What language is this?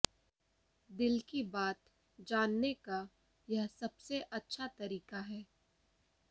Hindi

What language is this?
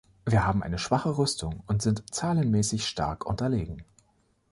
German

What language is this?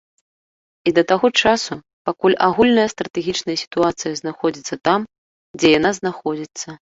Belarusian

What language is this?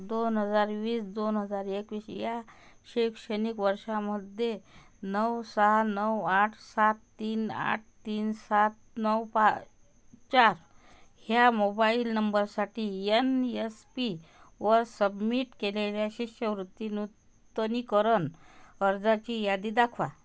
Marathi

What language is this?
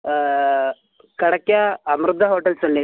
Malayalam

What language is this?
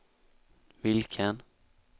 Swedish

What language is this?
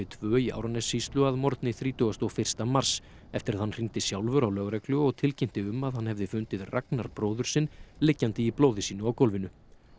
Icelandic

